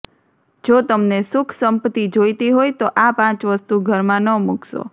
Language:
Gujarati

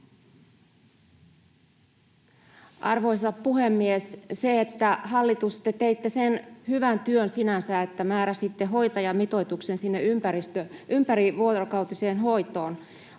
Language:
Finnish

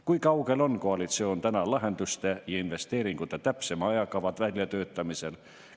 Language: Estonian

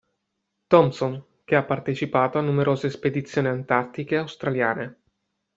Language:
Italian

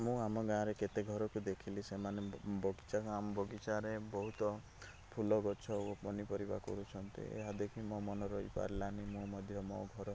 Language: Odia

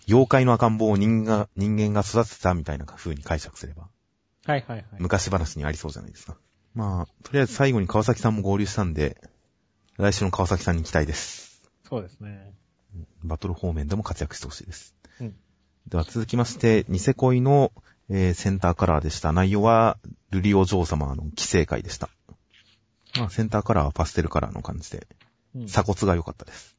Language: Japanese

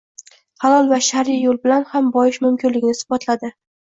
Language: Uzbek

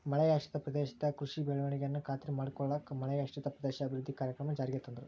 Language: Kannada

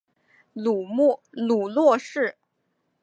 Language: Chinese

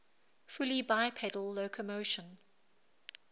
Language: English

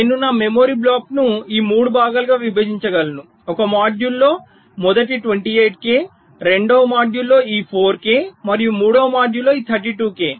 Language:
Telugu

